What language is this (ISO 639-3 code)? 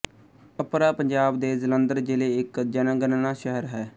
pan